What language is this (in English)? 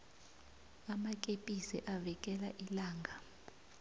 South Ndebele